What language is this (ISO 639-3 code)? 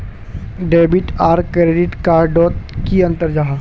mag